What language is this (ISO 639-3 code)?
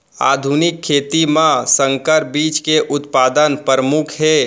hne